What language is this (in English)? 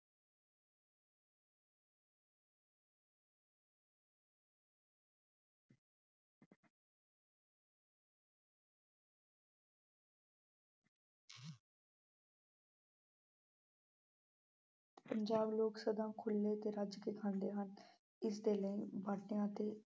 Punjabi